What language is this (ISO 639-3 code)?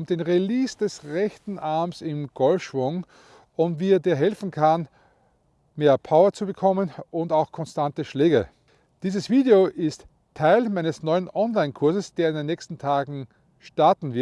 deu